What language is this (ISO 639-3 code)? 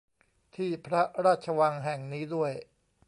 tha